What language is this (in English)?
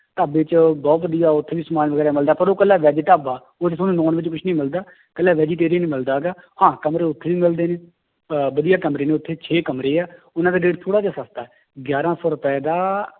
Punjabi